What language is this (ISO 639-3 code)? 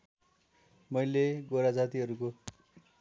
nep